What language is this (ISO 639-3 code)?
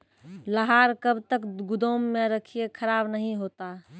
mai